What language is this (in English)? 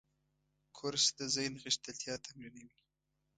Pashto